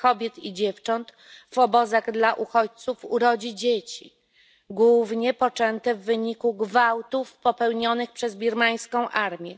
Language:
Polish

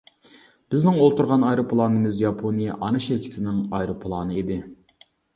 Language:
Uyghur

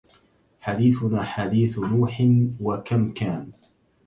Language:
Arabic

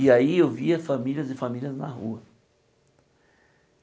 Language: Portuguese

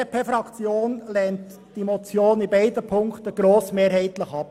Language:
Swiss German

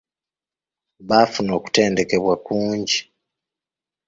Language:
Ganda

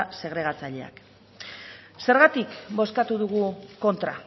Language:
Basque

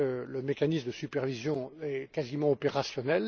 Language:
French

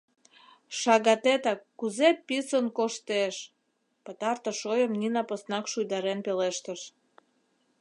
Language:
Mari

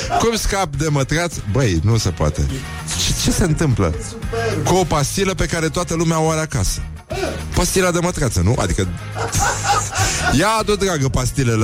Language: Romanian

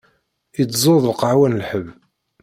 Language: Kabyle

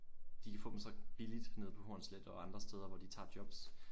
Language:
Danish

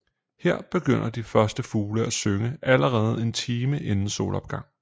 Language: Danish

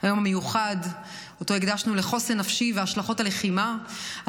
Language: Hebrew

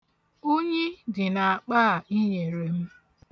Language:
Igbo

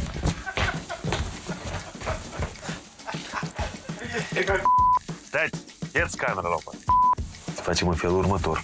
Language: Romanian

